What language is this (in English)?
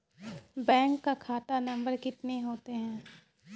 Maithili